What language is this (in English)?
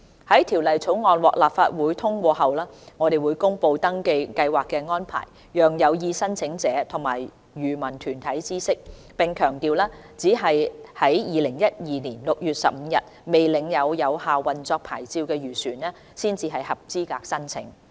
Cantonese